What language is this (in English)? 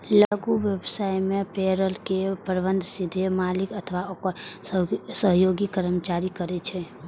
Maithili